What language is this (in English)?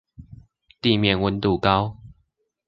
Chinese